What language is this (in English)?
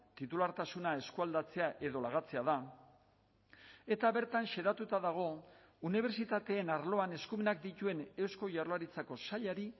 Basque